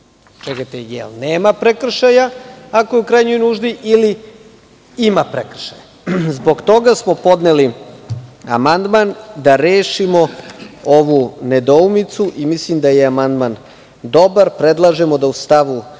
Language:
Serbian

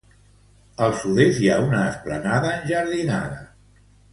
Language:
Catalan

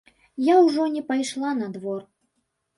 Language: Belarusian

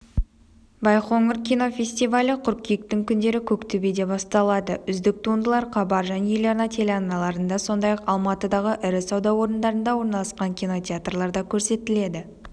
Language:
Kazakh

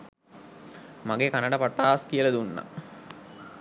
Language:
Sinhala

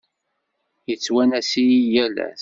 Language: Kabyle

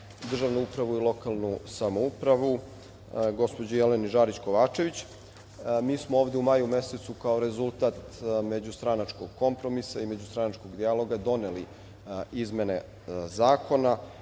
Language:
Serbian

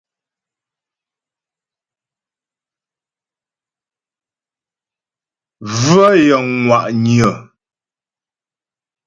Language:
Ghomala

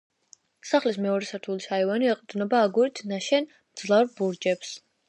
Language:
Georgian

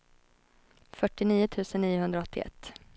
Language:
Swedish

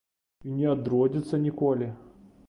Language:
Belarusian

